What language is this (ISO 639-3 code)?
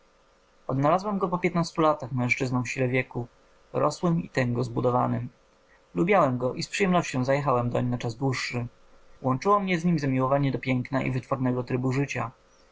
pol